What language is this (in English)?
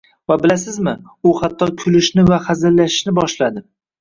Uzbek